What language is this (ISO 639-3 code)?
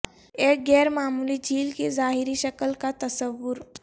urd